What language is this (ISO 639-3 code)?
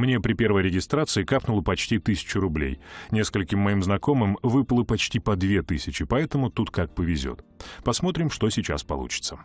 rus